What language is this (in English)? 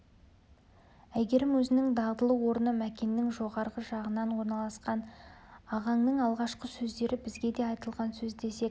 Kazakh